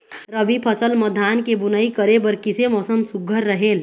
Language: Chhattisgarhi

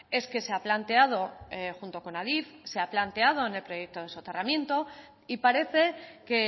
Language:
Spanish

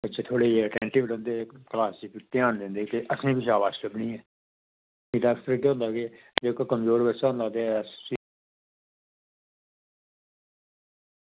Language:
Dogri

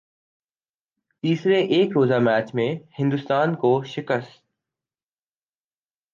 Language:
Urdu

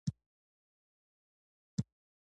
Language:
Pashto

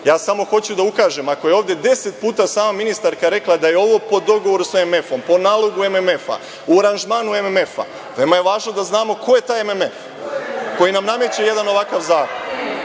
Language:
Serbian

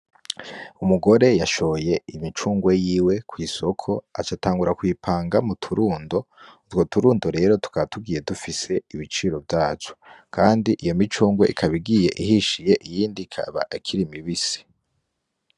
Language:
Rundi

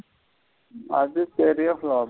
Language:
Tamil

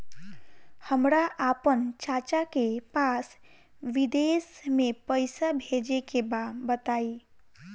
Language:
Bhojpuri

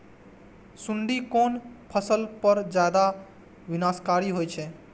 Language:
Maithili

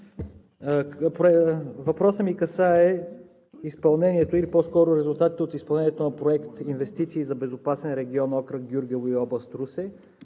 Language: Bulgarian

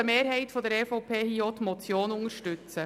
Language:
Swiss German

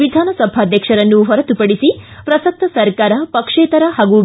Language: Kannada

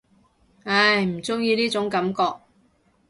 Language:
Cantonese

